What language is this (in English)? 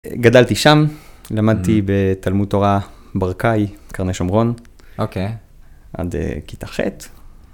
Hebrew